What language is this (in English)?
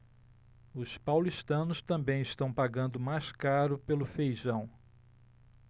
Portuguese